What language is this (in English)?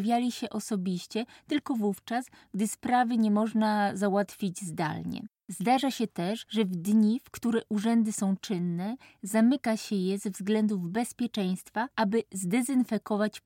Polish